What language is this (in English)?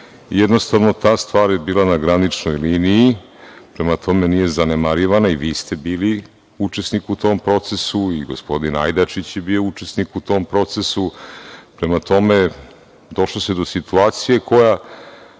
Serbian